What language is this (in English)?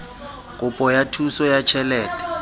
Southern Sotho